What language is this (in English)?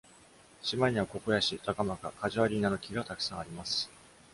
Japanese